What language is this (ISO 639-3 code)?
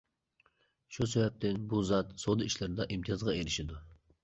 uig